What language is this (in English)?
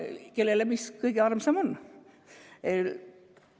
Estonian